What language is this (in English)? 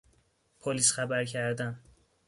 Persian